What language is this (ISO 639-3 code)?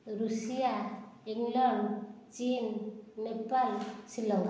ori